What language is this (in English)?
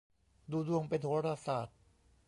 Thai